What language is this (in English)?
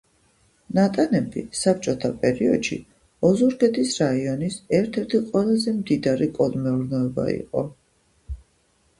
Georgian